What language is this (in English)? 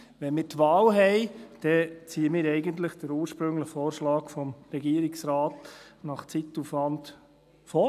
Swiss German